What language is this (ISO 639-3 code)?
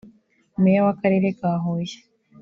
kin